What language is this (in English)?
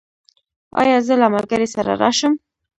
Pashto